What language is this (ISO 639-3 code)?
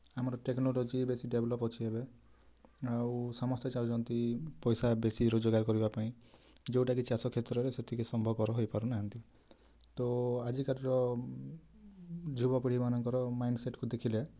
ori